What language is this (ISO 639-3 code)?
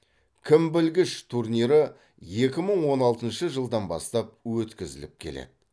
kaz